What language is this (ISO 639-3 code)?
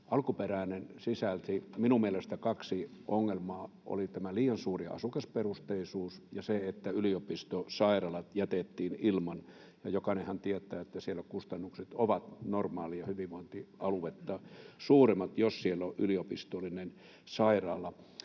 fin